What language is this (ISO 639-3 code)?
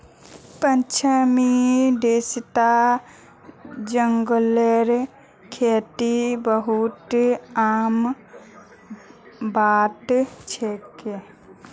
mag